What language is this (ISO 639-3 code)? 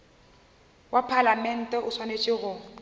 nso